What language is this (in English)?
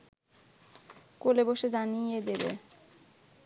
Bangla